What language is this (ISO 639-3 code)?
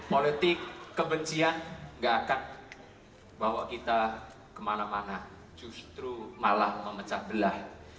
ind